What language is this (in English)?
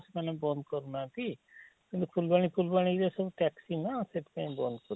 Odia